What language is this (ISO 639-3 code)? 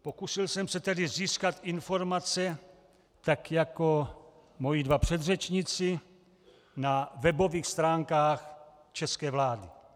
ces